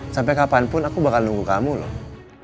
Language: Indonesian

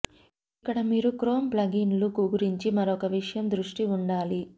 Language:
Telugu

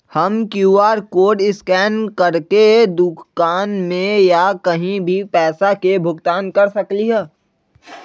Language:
Magahi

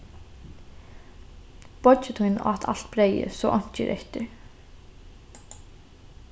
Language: Faroese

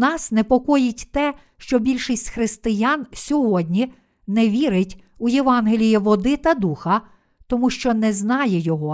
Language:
Ukrainian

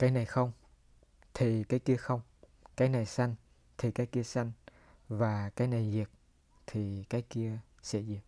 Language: Vietnamese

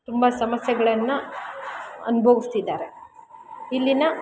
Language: Kannada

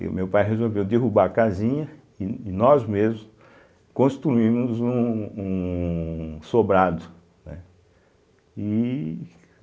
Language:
Portuguese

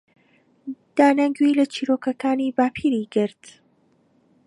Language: Central Kurdish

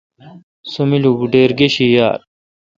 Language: Kalkoti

